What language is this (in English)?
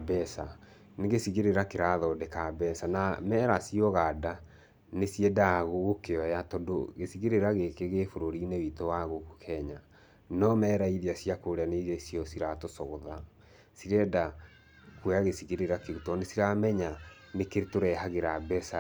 Kikuyu